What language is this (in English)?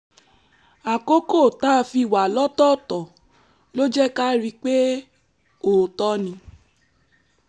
Yoruba